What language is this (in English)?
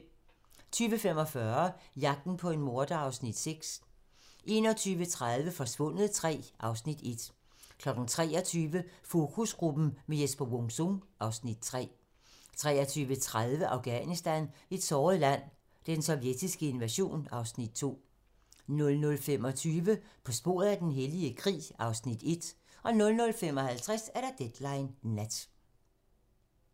Danish